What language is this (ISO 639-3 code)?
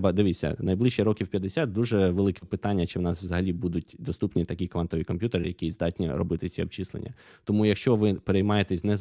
ukr